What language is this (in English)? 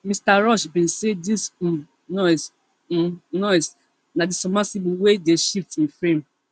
Nigerian Pidgin